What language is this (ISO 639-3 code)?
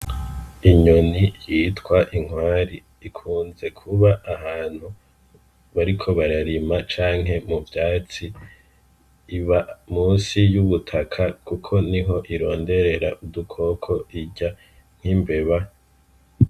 run